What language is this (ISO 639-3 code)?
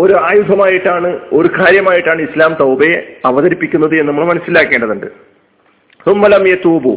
mal